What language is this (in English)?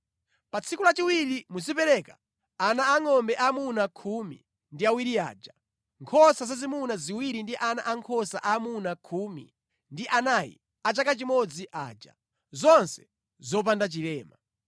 Nyanja